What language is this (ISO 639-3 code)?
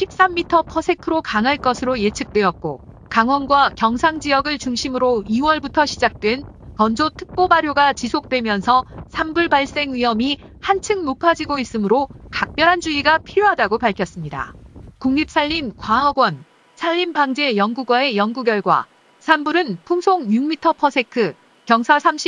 kor